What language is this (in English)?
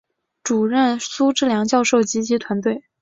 Chinese